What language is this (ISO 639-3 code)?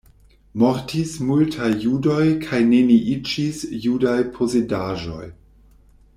epo